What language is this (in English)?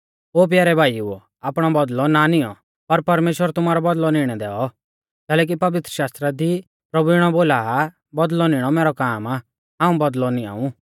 Mahasu Pahari